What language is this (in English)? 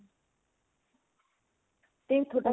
Punjabi